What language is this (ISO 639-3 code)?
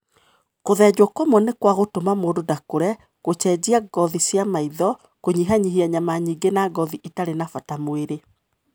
kik